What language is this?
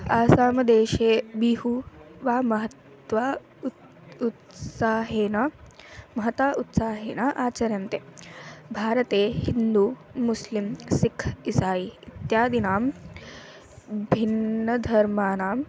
Sanskrit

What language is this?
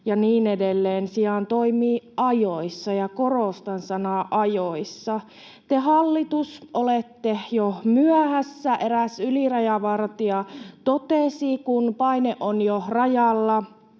Finnish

